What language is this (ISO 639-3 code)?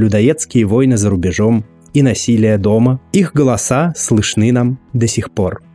rus